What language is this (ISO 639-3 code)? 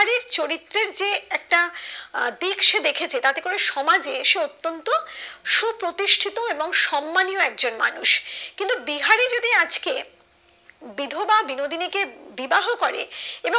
ben